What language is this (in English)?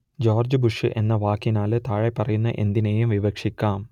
Malayalam